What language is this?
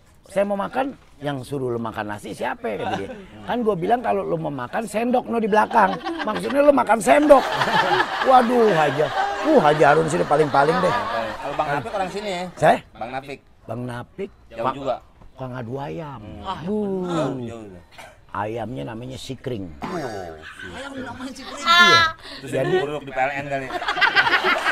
Indonesian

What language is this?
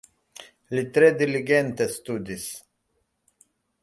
Esperanto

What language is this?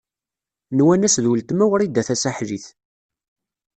Kabyle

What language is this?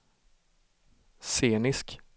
Swedish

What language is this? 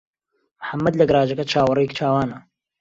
Central Kurdish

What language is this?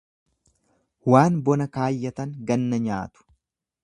Oromo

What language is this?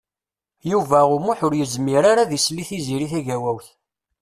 Kabyle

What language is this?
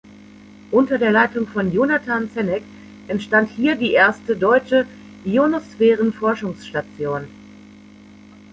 German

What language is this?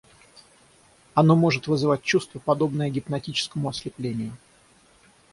Russian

